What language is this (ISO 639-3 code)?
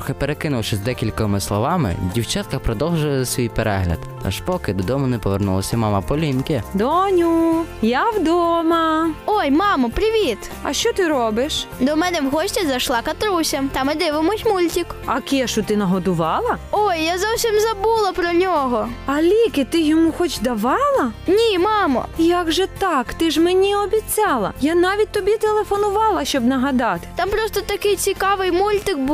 ukr